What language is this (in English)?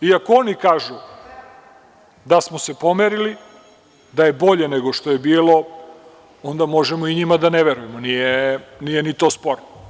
Serbian